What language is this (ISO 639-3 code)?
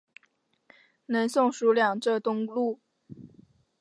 zho